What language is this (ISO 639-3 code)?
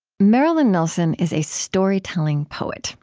eng